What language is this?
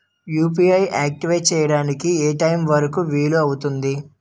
Telugu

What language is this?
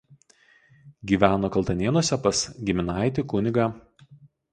Lithuanian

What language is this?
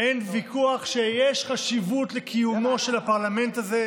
Hebrew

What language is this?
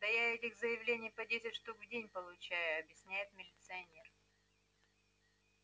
Russian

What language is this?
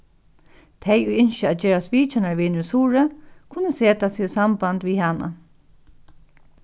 Faroese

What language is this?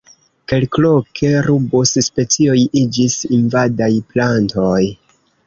Esperanto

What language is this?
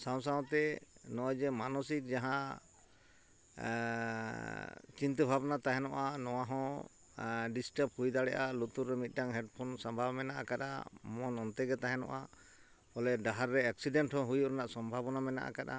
Santali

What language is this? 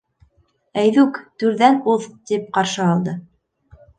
Bashkir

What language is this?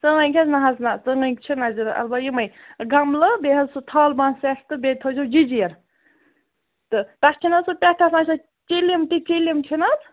Kashmiri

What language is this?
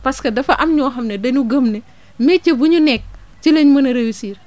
Wolof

